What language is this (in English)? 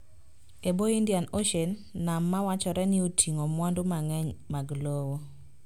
Luo (Kenya and Tanzania)